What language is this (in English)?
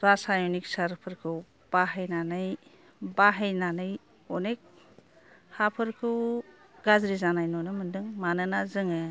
Bodo